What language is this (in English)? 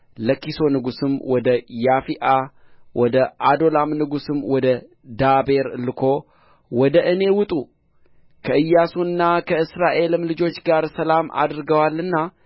Amharic